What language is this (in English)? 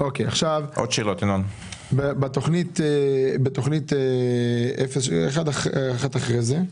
Hebrew